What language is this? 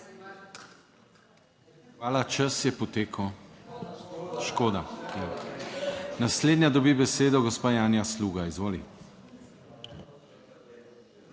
Slovenian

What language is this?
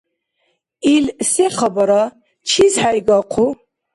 Dargwa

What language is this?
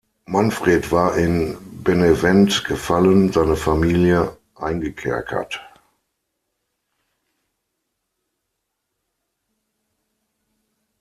German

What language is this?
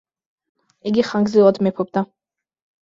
Georgian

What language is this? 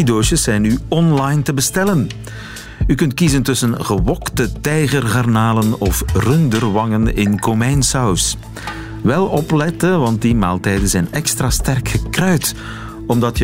Dutch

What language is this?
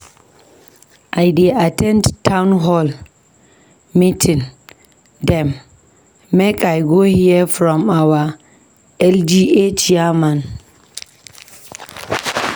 Nigerian Pidgin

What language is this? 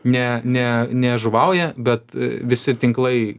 Lithuanian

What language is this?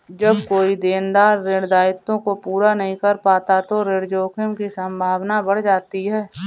Hindi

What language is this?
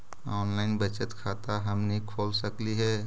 Magahi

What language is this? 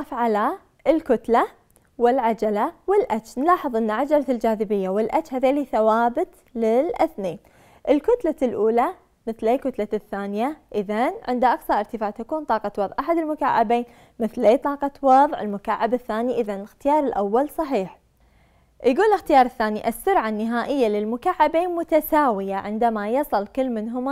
Arabic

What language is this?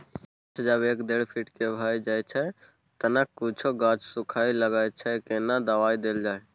Maithili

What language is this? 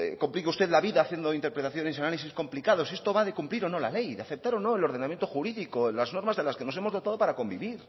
Spanish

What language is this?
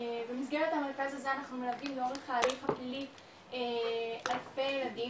Hebrew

